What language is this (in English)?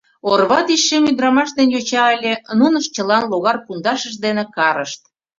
Mari